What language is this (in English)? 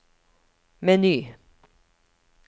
Norwegian